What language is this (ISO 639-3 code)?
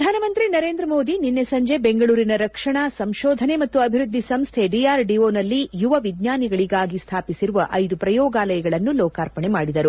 kan